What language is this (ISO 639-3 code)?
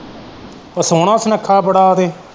pan